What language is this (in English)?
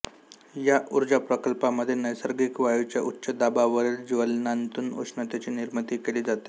Marathi